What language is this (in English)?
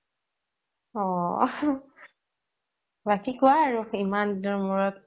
Assamese